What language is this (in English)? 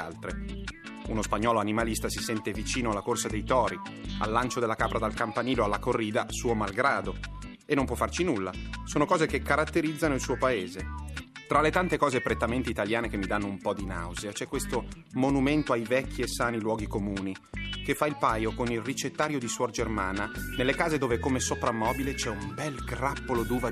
Italian